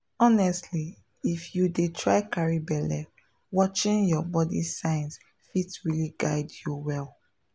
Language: Nigerian Pidgin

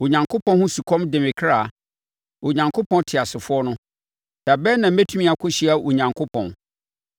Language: Akan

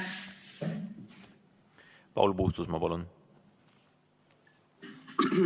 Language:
Estonian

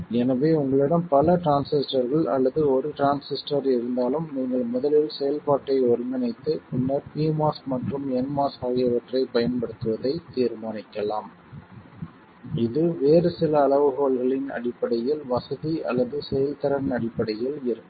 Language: Tamil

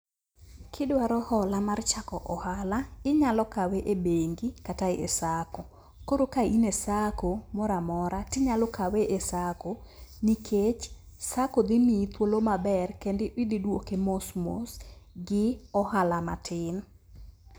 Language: Luo (Kenya and Tanzania)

